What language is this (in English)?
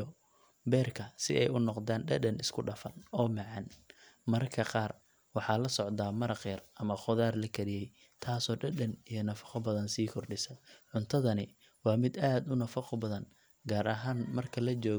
Somali